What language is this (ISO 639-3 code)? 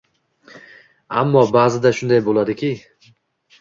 uzb